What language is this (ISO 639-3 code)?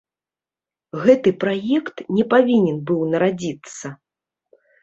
bel